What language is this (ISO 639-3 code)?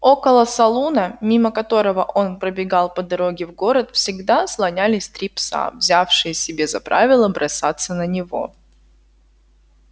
rus